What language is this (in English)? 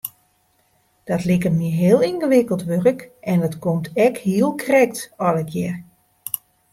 Western Frisian